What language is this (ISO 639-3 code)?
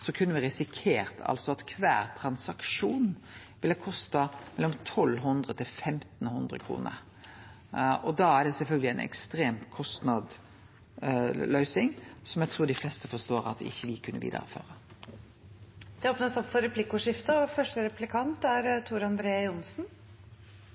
nor